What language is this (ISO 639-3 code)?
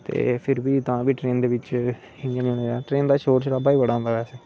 doi